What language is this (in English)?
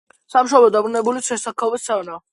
Georgian